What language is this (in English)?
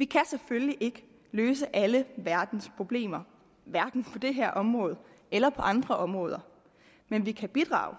Danish